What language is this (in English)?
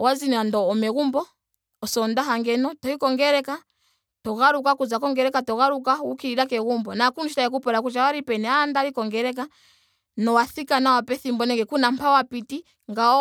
Ndonga